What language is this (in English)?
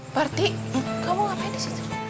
Indonesian